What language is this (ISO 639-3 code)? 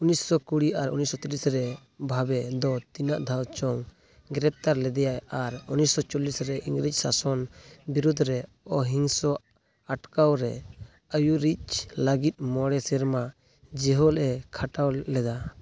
sat